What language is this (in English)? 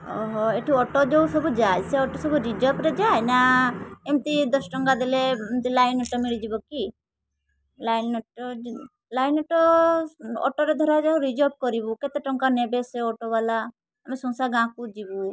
Odia